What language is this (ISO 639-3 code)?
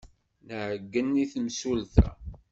kab